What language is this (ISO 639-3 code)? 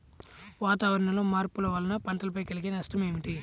tel